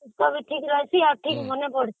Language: Odia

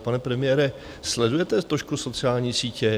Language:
Czech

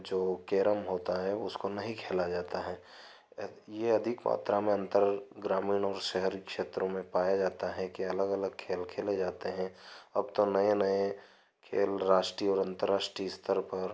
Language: Hindi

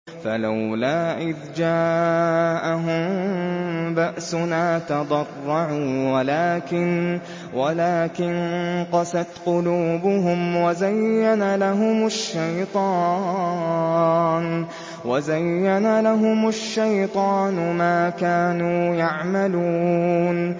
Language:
Arabic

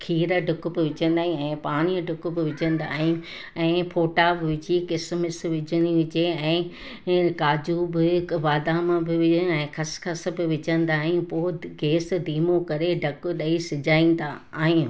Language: Sindhi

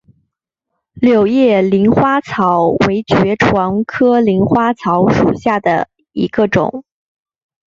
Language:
Chinese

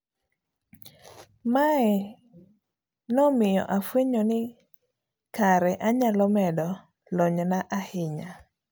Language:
Luo (Kenya and Tanzania)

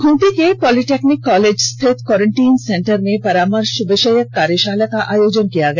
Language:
Hindi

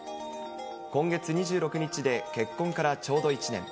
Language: Japanese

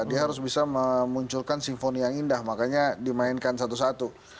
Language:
Indonesian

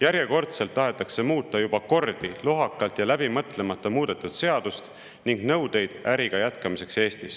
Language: Estonian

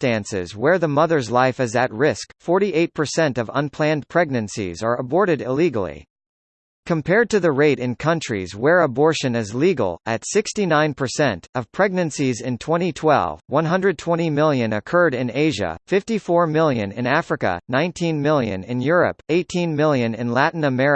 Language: English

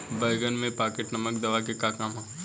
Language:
Bhojpuri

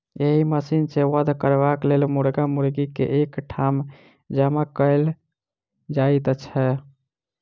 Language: Maithili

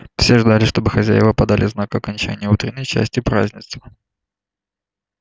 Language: Russian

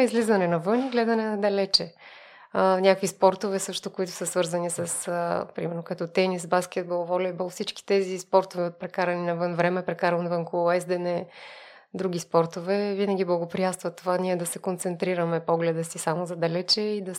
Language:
Bulgarian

